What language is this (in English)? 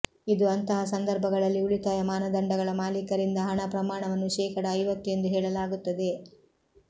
Kannada